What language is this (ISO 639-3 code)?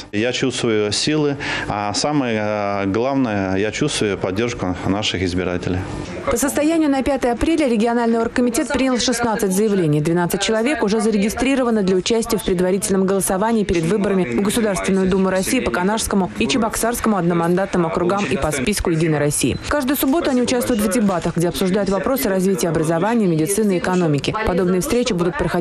rus